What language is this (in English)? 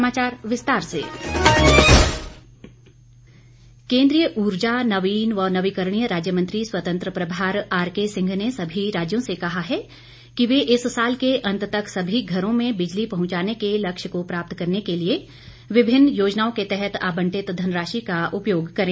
Hindi